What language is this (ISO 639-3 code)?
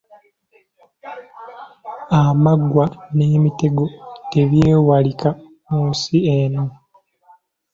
lug